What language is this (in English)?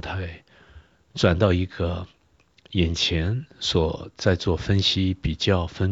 Chinese